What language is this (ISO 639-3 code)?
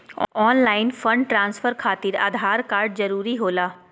mag